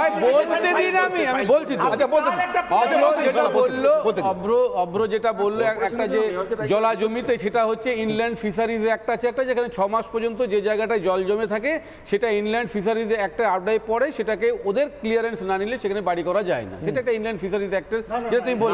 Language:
Korean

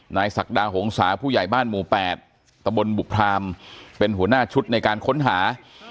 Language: Thai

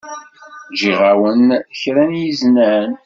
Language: Kabyle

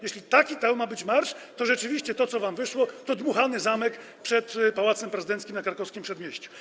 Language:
Polish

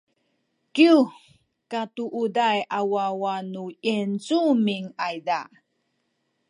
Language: Sakizaya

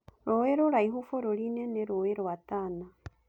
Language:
Kikuyu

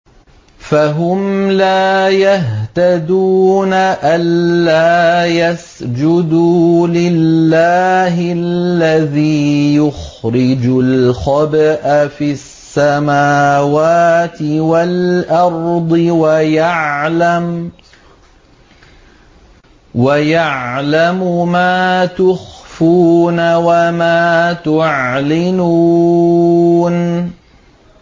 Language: Arabic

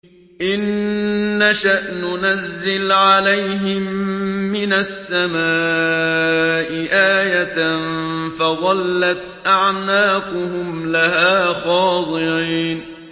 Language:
Arabic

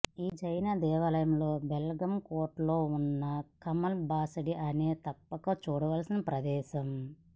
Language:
Telugu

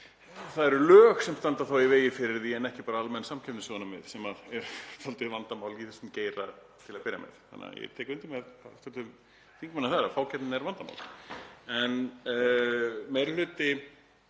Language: Icelandic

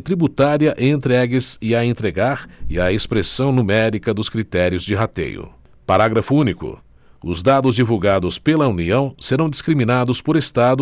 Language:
Portuguese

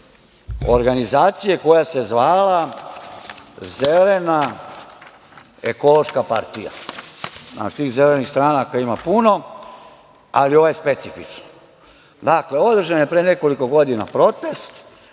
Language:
Serbian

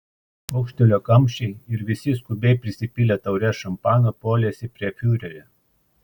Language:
Lithuanian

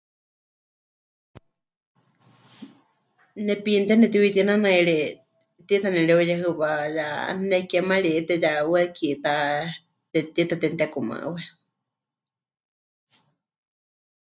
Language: Huichol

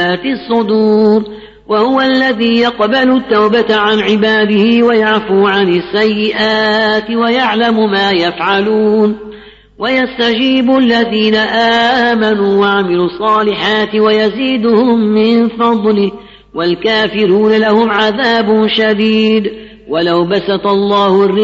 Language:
Arabic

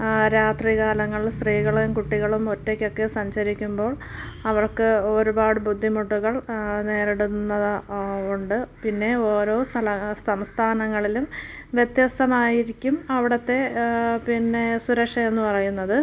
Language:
Malayalam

